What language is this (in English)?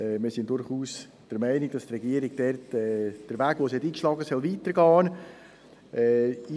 Swiss German